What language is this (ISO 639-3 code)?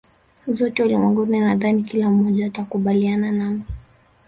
swa